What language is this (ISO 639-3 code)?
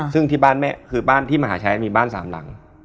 tha